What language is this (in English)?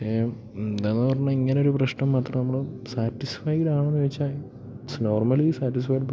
Malayalam